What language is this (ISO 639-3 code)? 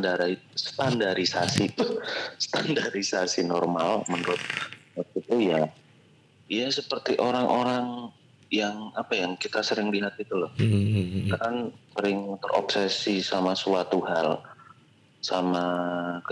ind